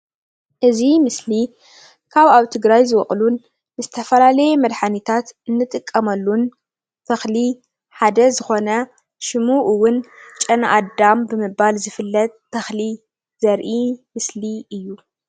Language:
Tigrinya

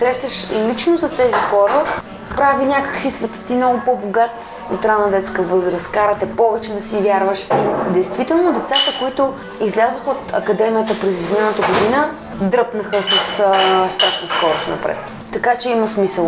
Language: Bulgarian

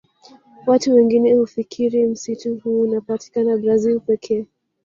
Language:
Swahili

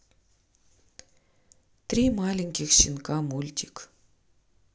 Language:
Russian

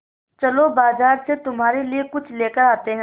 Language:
Hindi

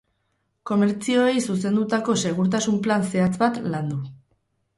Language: Basque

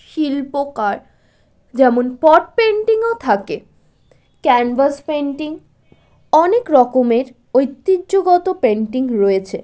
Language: Bangla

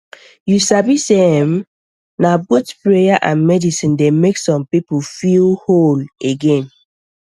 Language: Nigerian Pidgin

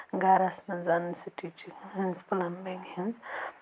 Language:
Kashmiri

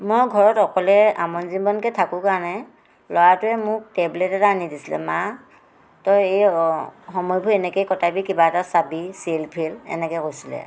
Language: Assamese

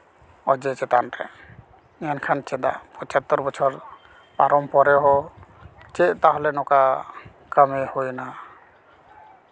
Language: Santali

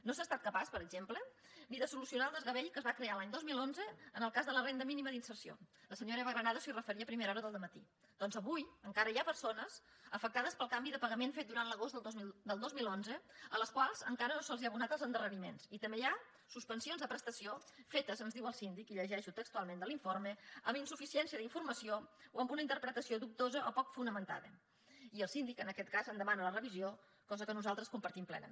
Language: Catalan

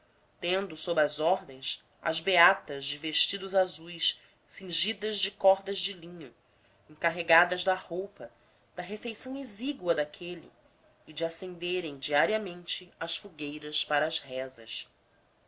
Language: Portuguese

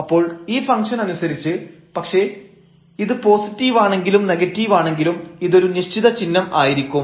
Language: Malayalam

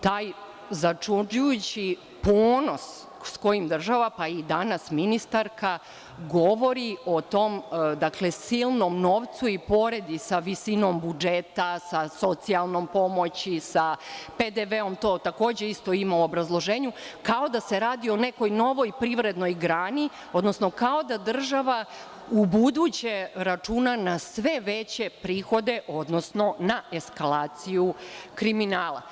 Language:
Serbian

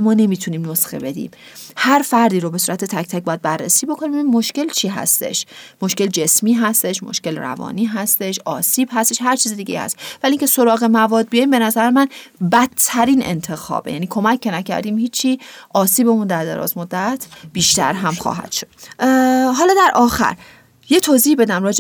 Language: Persian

